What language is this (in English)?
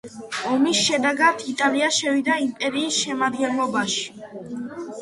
Georgian